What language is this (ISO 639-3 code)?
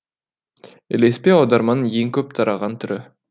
kaz